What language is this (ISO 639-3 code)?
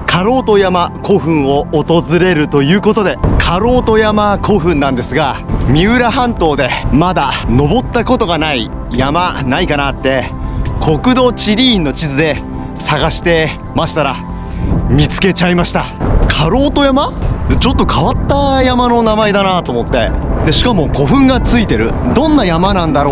jpn